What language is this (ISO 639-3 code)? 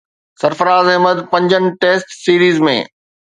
snd